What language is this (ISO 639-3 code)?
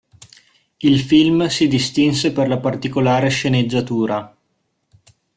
ita